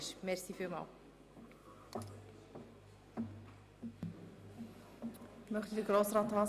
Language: Swiss German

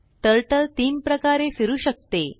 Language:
Marathi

